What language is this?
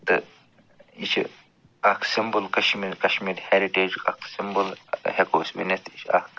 Kashmiri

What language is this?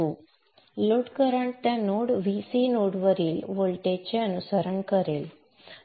Marathi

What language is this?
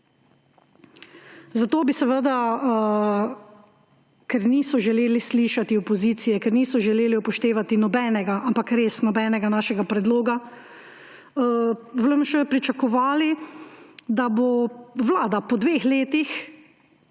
Slovenian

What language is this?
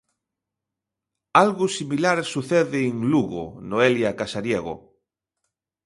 Galician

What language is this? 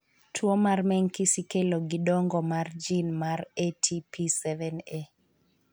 Luo (Kenya and Tanzania)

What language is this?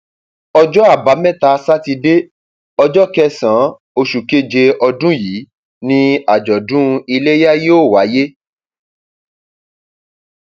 Yoruba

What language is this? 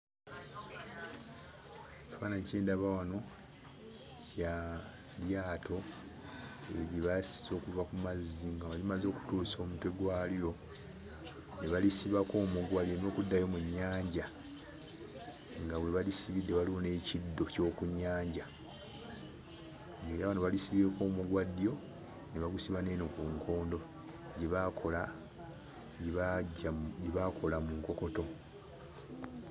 Ganda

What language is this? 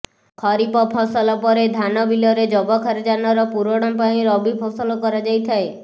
Odia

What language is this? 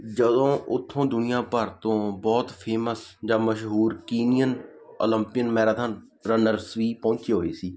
Punjabi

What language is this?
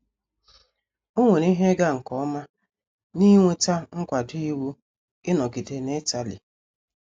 Igbo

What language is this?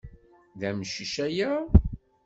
Kabyle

